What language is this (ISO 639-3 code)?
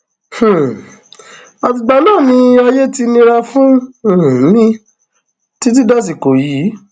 yor